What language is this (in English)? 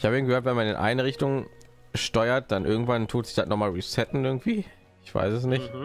German